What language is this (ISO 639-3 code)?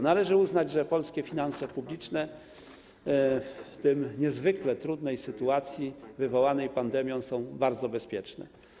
pol